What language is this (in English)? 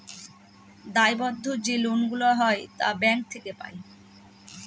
Bangla